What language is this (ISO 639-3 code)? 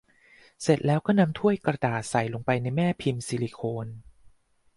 tha